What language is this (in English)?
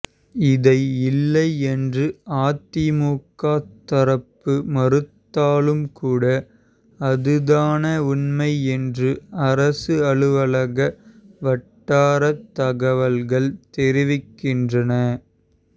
Tamil